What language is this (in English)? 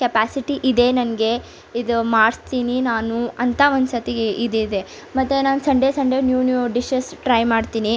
Kannada